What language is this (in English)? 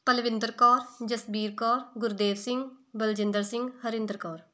Punjabi